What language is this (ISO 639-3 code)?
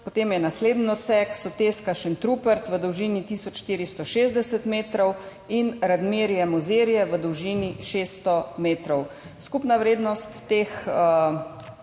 slv